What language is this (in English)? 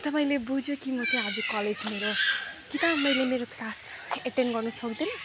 Nepali